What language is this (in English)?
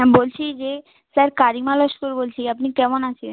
Bangla